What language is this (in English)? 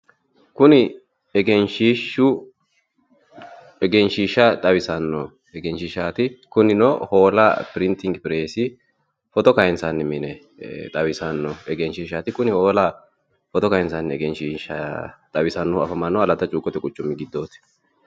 Sidamo